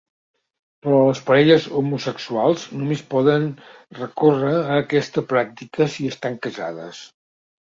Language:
Catalan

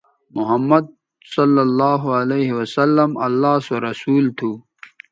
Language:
Bateri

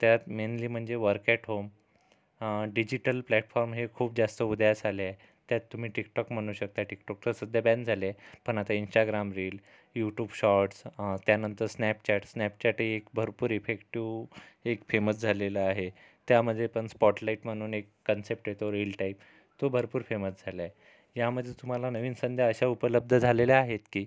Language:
Marathi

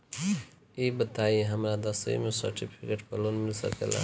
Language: Bhojpuri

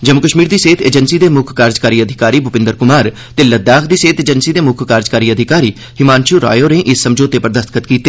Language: Dogri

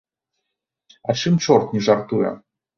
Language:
Belarusian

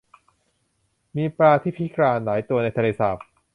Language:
Thai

